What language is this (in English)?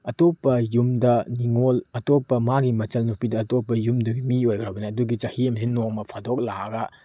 Manipuri